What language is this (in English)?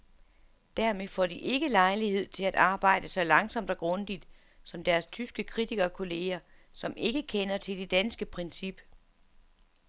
Danish